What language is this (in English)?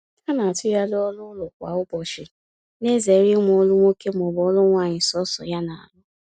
Igbo